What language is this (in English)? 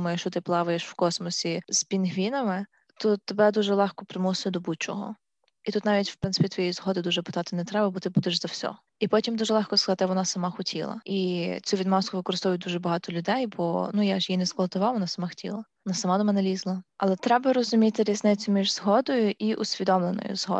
Ukrainian